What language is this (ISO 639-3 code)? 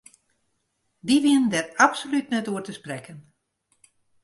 fry